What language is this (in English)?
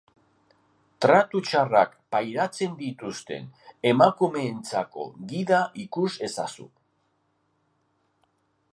Basque